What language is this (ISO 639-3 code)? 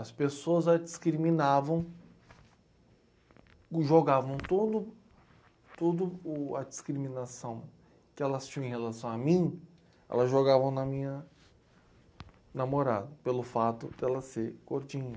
por